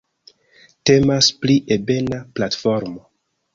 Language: Esperanto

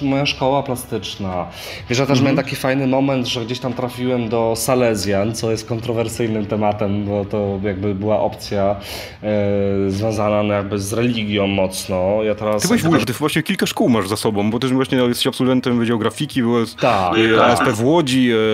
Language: Polish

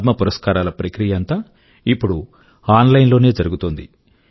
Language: Telugu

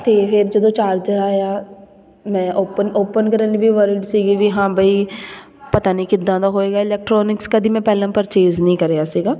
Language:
Punjabi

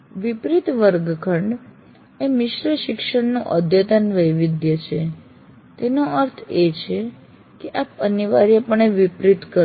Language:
Gujarati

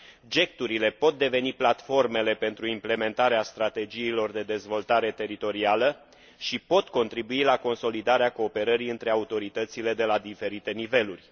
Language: Romanian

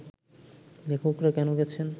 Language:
Bangla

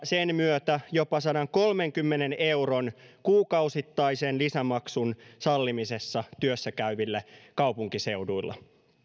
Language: Finnish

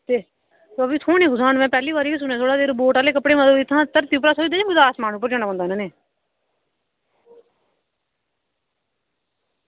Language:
Dogri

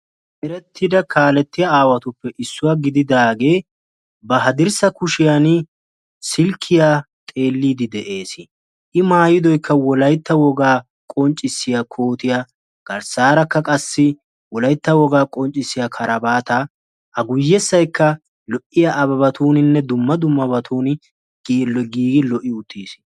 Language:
Wolaytta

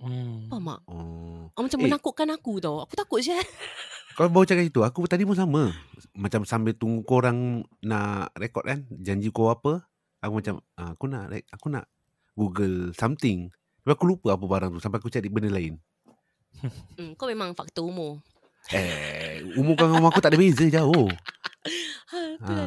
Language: Malay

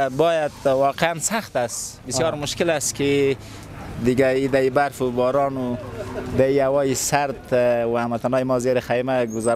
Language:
Persian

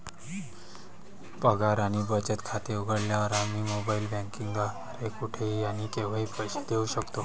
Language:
Marathi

